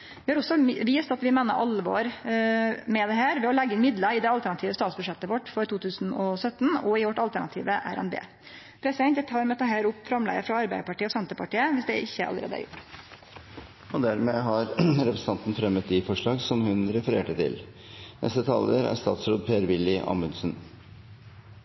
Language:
Norwegian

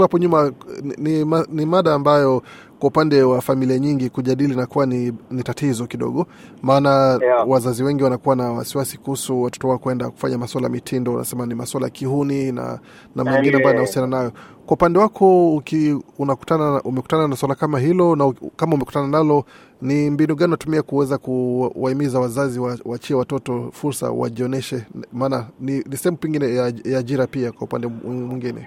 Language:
Swahili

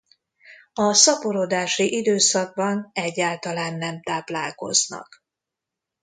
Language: Hungarian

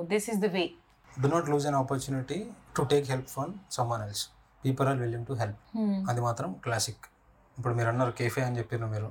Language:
Telugu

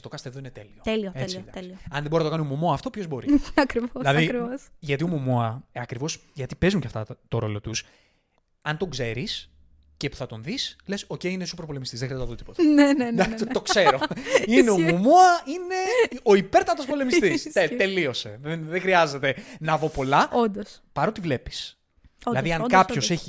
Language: Greek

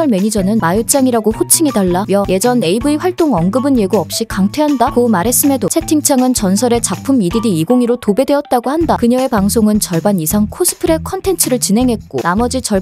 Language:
Korean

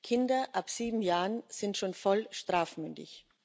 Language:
German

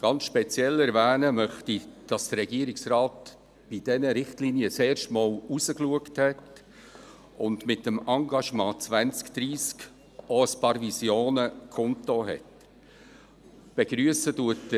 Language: Swiss German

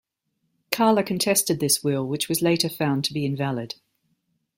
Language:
English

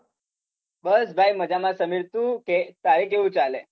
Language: Gujarati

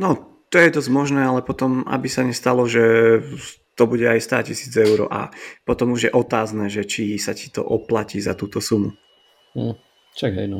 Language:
Slovak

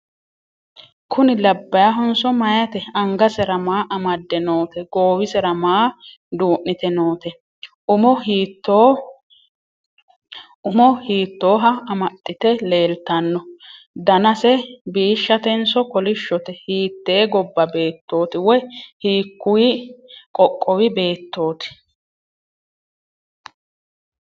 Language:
Sidamo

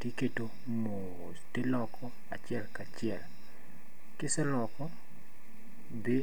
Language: Luo (Kenya and Tanzania)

